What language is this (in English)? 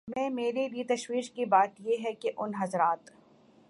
Urdu